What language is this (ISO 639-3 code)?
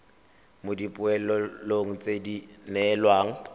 tsn